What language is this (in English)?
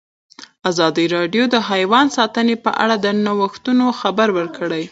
Pashto